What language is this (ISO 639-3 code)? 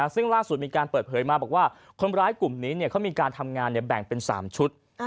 tha